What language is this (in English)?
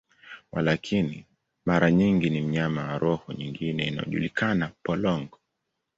Swahili